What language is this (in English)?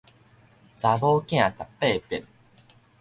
Min Nan Chinese